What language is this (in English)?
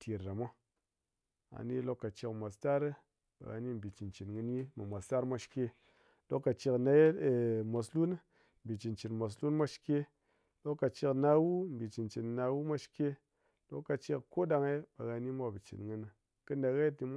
Ngas